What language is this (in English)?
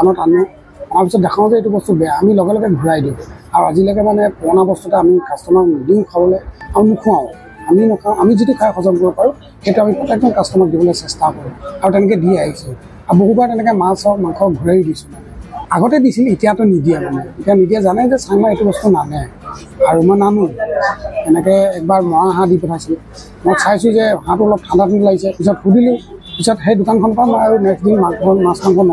Bangla